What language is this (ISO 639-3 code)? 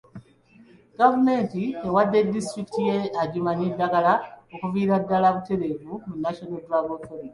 lug